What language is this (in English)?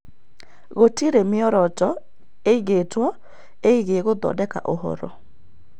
Kikuyu